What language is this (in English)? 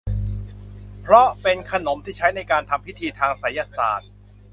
Thai